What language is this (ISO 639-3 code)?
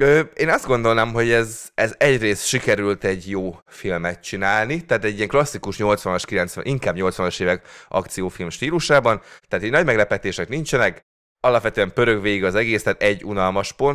hun